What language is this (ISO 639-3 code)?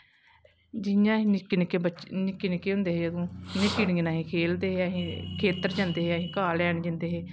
doi